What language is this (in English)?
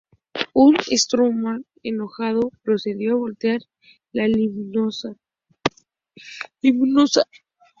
Spanish